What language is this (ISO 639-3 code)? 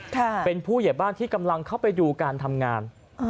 tha